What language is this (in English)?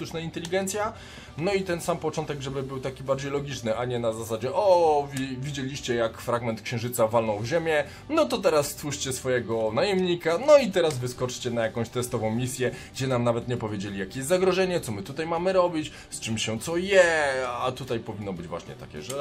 Polish